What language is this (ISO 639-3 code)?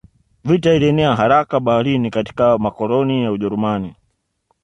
swa